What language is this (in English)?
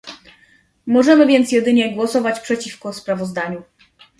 Polish